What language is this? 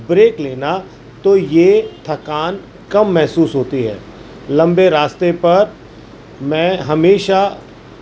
Urdu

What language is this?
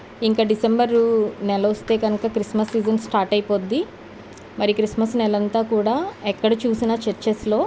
Telugu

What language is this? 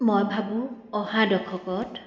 Assamese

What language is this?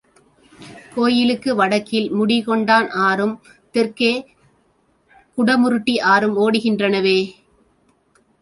Tamil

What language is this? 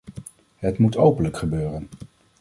Dutch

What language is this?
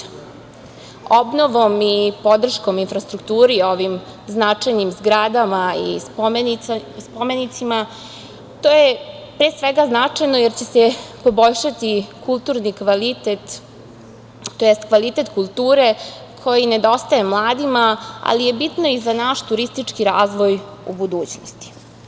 Serbian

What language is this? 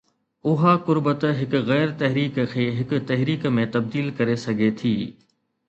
Sindhi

